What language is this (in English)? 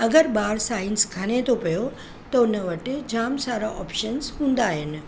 Sindhi